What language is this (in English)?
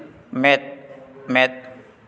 Santali